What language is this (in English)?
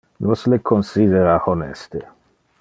Interlingua